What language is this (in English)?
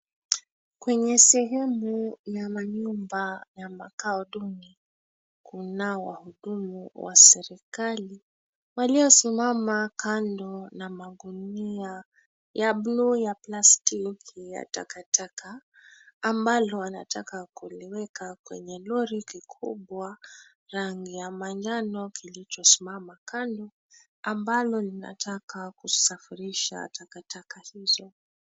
Swahili